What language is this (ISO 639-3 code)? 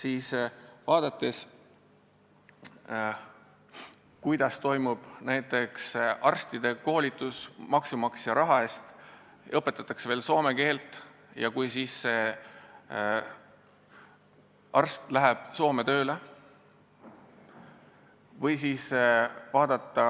est